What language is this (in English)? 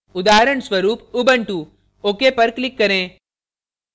Hindi